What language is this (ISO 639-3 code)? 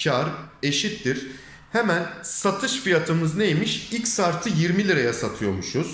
tur